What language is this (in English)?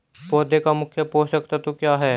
Hindi